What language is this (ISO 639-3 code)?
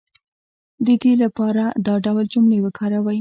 pus